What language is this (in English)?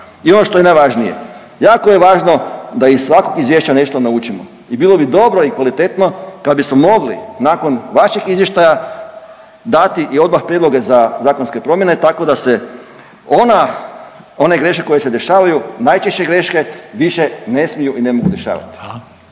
Croatian